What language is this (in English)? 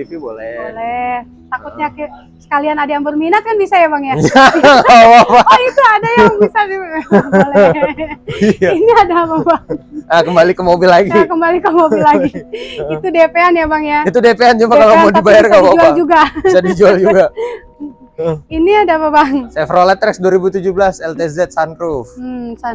Indonesian